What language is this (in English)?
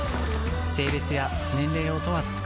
Japanese